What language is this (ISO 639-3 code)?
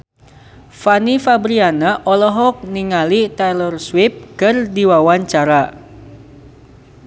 sun